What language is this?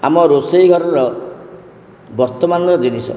Odia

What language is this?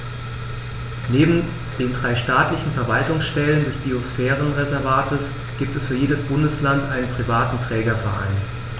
German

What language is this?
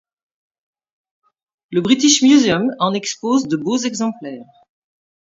French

